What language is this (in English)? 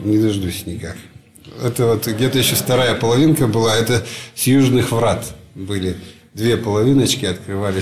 Russian